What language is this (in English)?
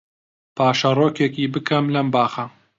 Central Kurdish